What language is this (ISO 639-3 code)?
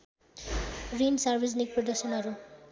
nep